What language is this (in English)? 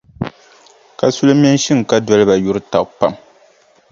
Dagbani